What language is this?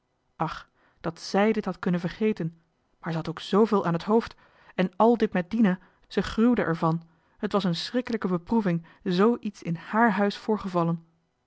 Dutch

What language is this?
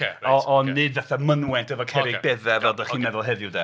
Welsh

